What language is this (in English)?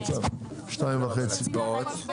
Hebrew